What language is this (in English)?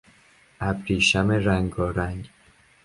Persian